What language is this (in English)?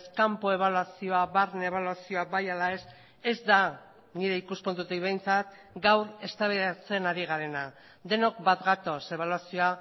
Basque